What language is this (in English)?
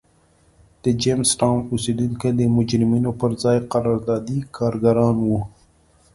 Pashto